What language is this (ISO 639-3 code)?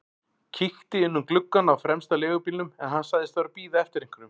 isl